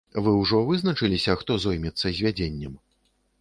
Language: Belarusian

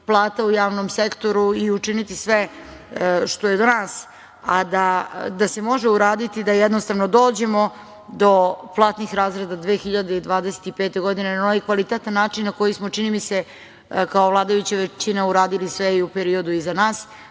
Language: Serbian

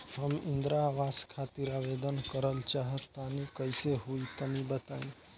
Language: Bhojpuri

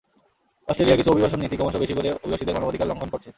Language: Bangla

